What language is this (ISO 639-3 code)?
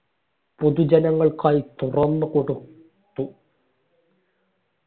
mal